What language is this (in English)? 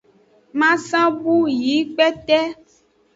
Aja (Benin)